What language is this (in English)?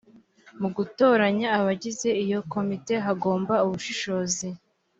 Kinyarwanda